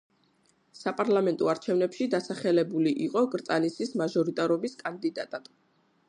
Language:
Georgian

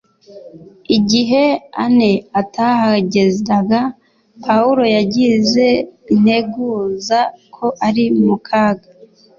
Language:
Kinyarwanda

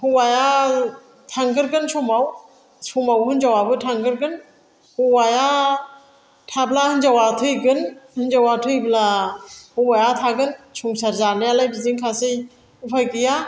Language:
Bodo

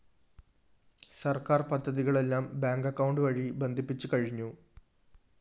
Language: Malayalam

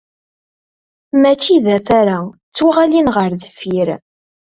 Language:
Kabyle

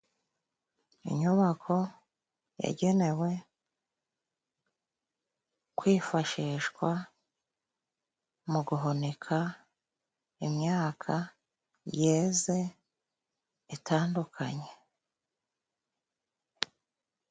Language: Kinyarwanda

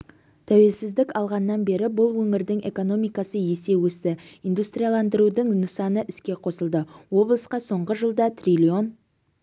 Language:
Kazakh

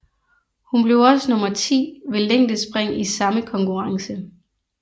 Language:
Danish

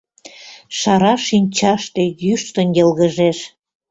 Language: Mari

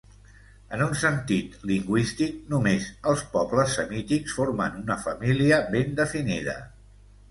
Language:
Catalan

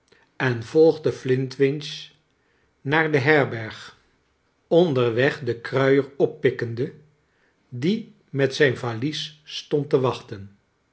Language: Dutch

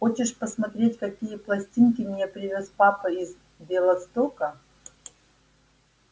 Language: Russian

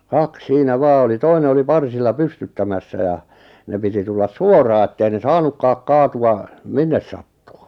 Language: Finnish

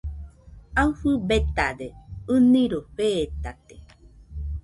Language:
Nüpode Huitoto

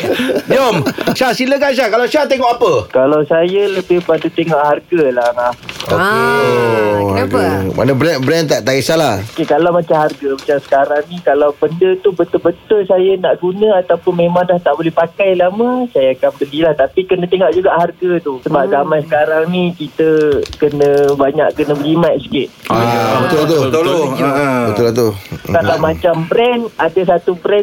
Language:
Malay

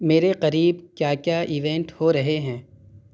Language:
Urdu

